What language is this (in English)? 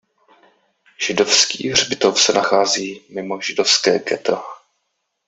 Czech